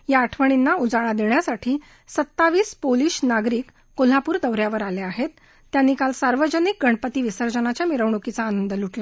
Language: Marathi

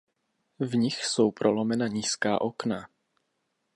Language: Czech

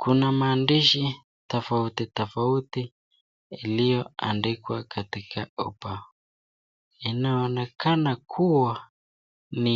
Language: Swahili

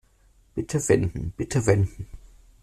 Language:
German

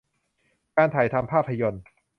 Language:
Thai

